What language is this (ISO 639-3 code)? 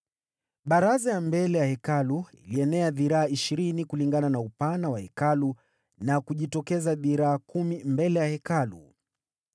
swa